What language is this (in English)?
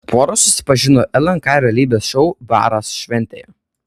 Lithuanian